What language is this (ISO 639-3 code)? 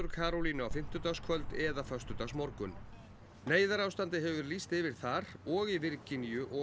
isl